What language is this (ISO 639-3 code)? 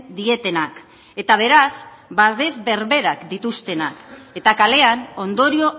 eus